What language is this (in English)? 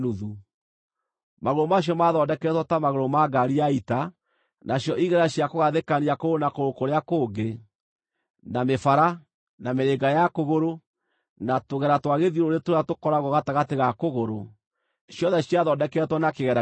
Kikuyu